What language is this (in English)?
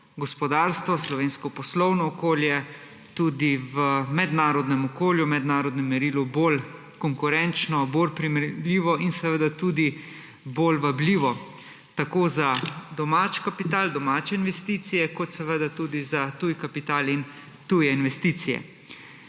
Slovenian